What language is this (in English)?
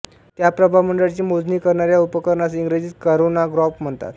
Marathi